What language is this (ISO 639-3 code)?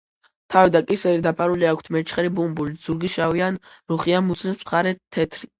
kat